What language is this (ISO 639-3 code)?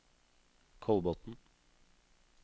nor